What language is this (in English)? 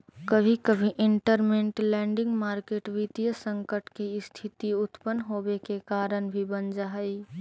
Magahi